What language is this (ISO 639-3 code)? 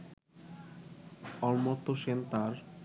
ben